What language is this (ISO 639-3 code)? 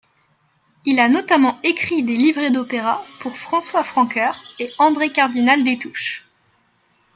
fra